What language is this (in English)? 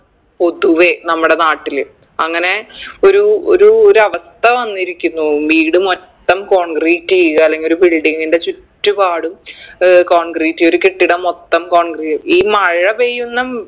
Malayalam